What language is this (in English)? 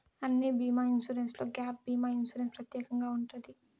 Telugu